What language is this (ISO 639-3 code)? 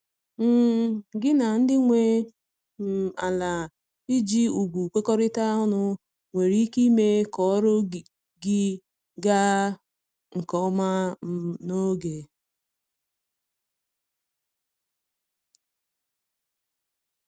ibo